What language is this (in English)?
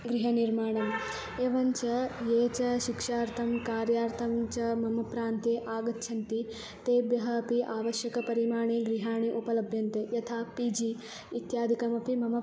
Sanskrit